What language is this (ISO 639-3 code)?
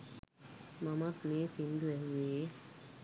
sin